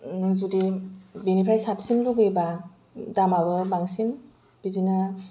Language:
Bodo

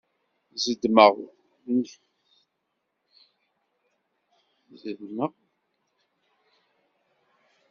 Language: Kabyle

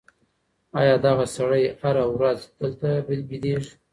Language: Pashto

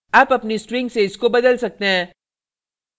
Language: Hindi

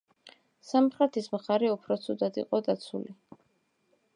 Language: Georgian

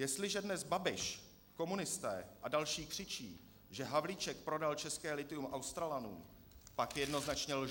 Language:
Czech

